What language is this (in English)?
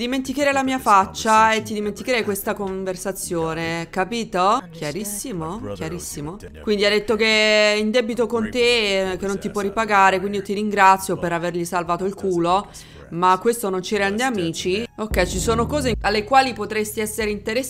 Italian